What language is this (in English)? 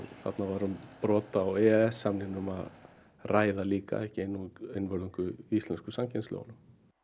Icelandic